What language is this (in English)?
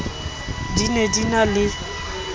Southern Sotho